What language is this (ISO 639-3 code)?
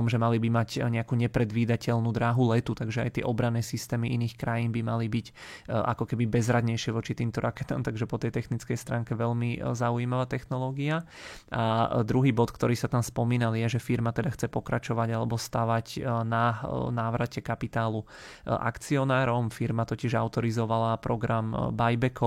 ces